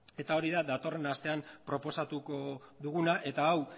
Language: Basque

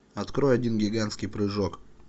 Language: Russian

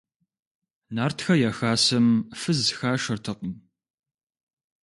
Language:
Kabardian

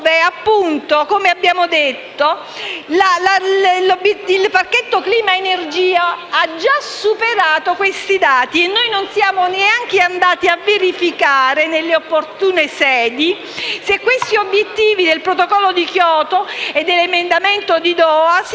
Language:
Italian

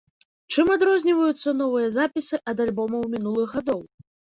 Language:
Belarusian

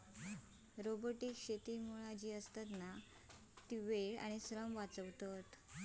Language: Marathi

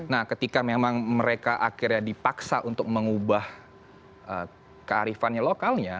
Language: Indonesian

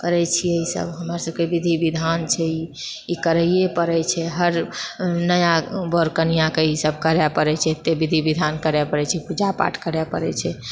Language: Maithili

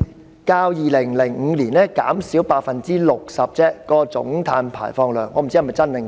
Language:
Cantonese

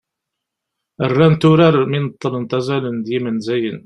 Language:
Kabyle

